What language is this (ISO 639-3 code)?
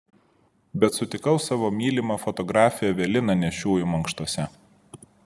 lit